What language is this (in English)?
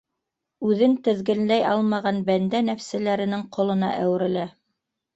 Bashkir